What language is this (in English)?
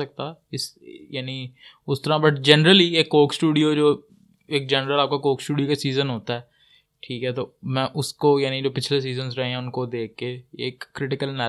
Urdu